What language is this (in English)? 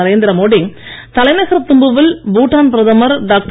Tamil